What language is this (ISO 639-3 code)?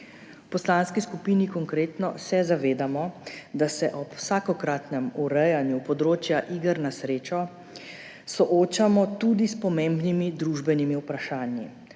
slv